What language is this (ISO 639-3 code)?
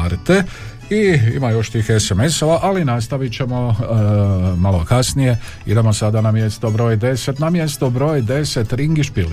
hrv